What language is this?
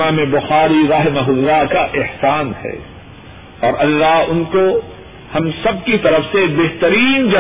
Urdu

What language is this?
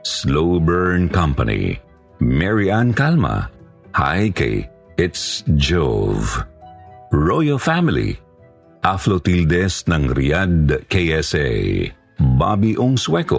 Filipino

